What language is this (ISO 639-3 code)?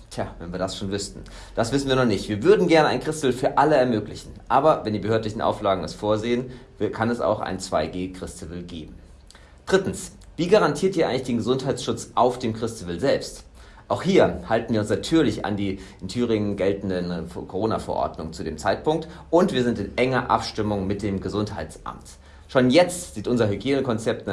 deu